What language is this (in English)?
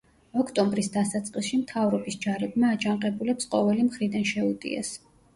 Georgian